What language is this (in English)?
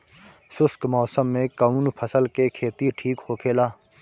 Bhojpuri